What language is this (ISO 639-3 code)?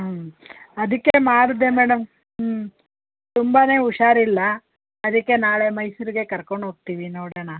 kan